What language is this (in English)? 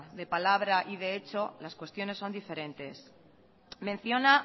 Spanish